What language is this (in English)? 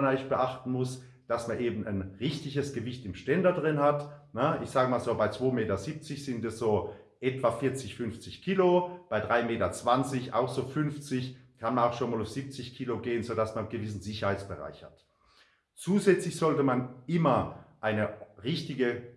German